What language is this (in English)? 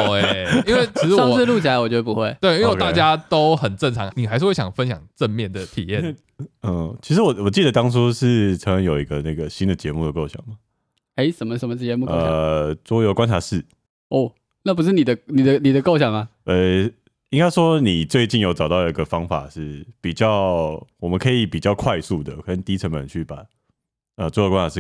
Chinese